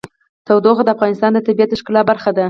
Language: Pashto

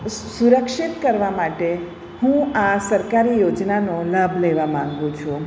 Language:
Gujarati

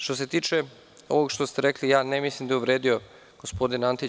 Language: Serbian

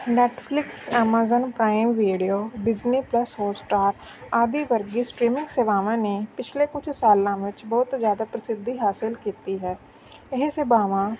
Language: Punjabi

